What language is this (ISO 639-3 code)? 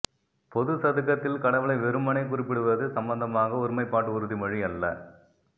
tam